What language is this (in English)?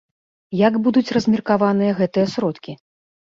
Belarusian